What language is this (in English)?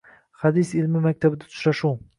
Uzbek